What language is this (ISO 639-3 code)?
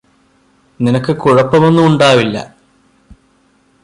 mal